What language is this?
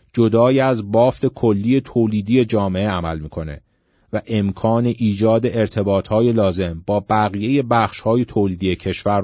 Persian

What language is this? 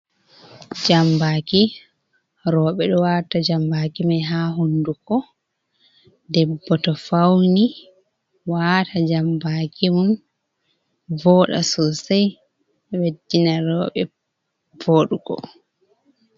Fula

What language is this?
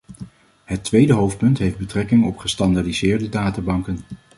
Dutch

